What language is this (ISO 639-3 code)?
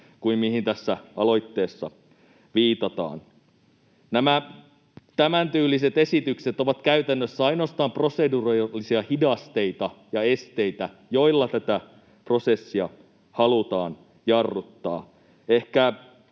fin